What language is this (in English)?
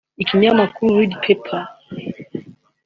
Kinyarwanda